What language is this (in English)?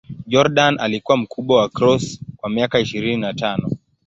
Swahili